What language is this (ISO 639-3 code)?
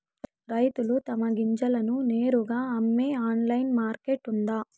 tel